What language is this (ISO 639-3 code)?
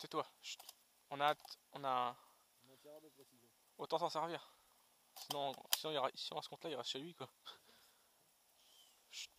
fra